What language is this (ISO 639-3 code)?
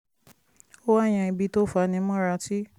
yor